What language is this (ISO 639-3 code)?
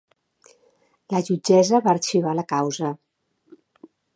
cat